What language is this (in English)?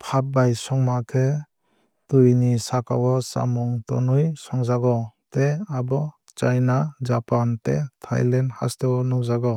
Kok Borok